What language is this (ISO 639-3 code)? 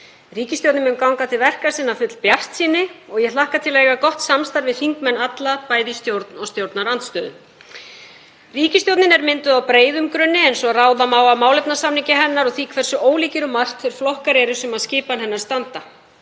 isl